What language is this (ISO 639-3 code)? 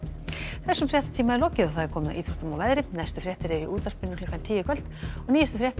isl